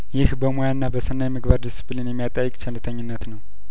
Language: Amharic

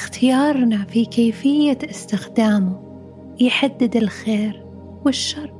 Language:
Arabic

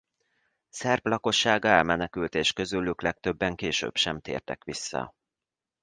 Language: Hungarian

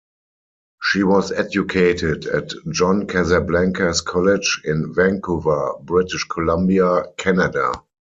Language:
English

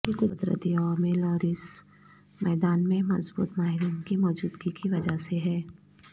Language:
Urdu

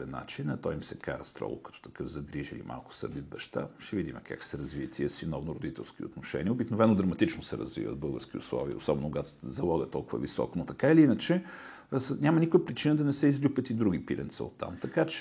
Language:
Bulgarian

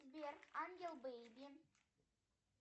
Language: Russian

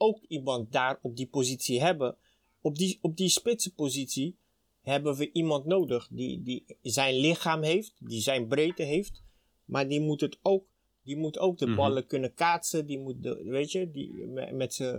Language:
Dutch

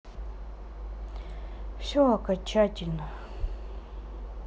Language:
Russian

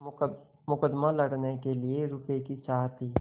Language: Hindi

